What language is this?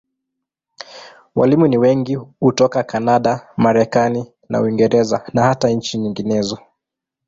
Swahili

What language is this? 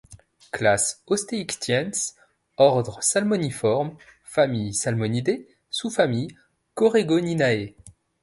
French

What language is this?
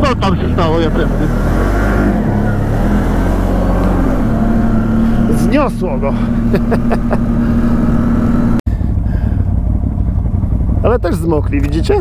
Polish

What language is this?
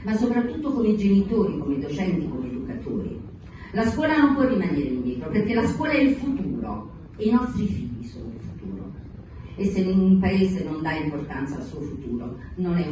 Italian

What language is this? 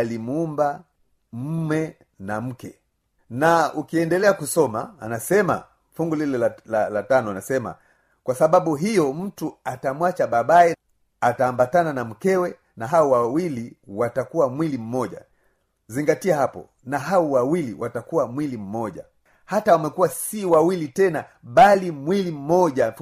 Swahili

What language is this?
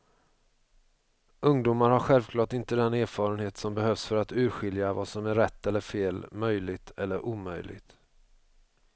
Swedish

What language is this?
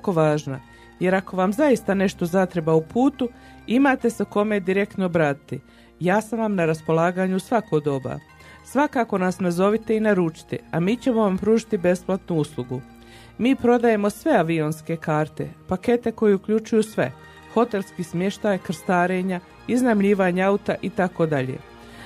Croatian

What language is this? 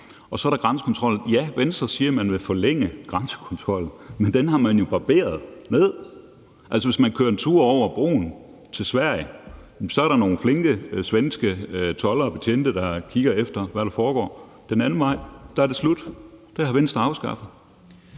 Danish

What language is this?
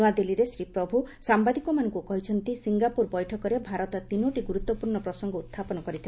Odia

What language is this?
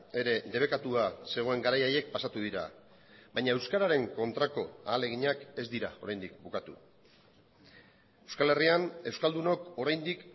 Basque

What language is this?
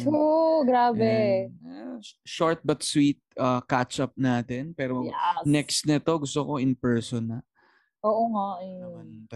Filipino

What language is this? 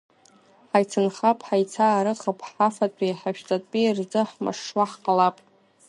Abkhazian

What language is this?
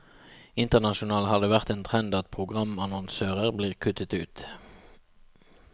Norwegian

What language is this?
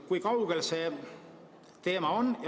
Estonian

